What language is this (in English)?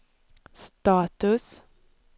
Swedish